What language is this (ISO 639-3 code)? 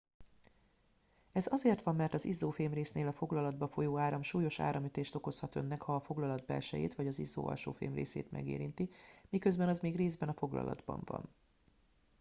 hun